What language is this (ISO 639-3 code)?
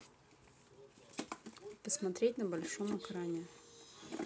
rus